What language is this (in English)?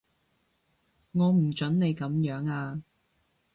Cantonese